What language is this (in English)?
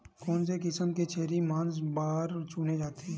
Chhattisgarhi